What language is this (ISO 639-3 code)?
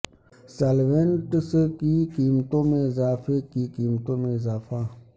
urd